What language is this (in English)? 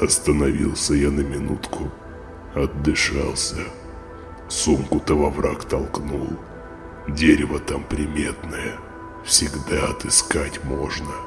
Russian